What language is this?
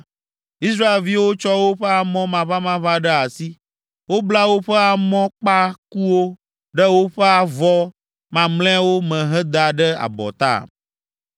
Ewe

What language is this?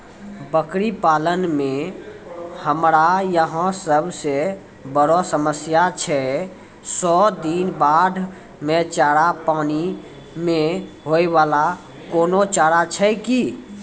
Maithili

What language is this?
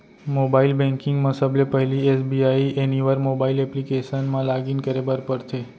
Chhattisgarhi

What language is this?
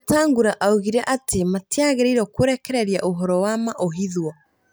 Kikuyu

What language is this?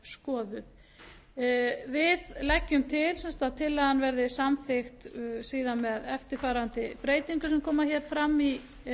Icelandic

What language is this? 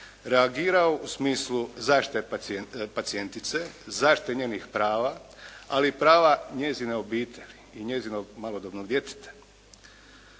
Croatian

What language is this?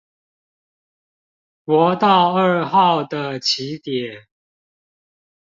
Chinese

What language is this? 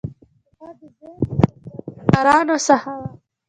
Pashto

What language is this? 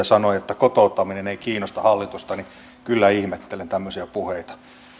Finnish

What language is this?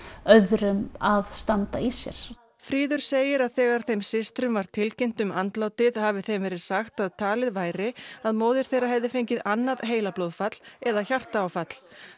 Icelandic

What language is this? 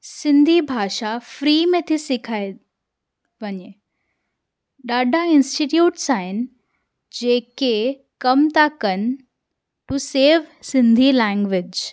Sindhi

